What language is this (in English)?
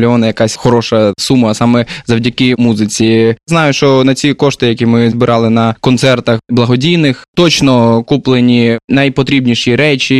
Ukrainian